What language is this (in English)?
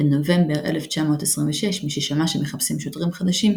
Hebrew